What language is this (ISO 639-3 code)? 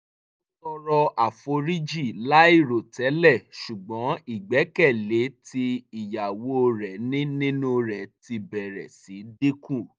yor